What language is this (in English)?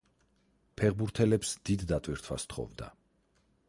Georgian